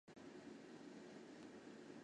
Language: Chinese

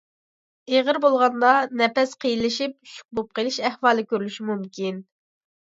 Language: Uyghur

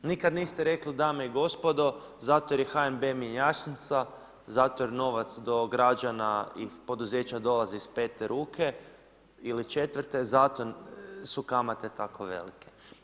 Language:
Croatian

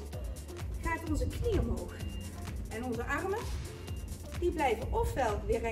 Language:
Dutch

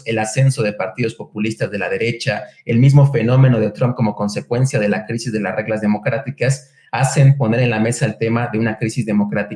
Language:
Spanish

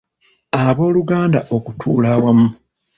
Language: Ganda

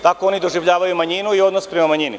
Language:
Serbian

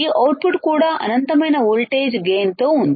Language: Telugu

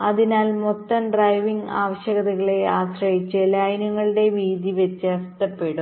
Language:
Malayalam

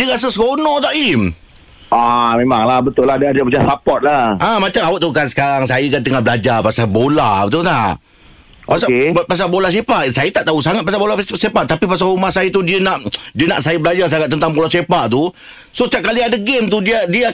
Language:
Malay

